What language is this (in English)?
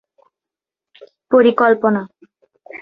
Bangla